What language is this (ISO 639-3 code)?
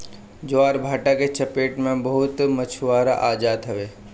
bho